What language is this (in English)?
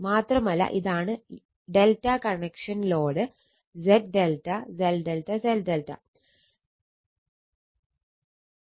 Malayalam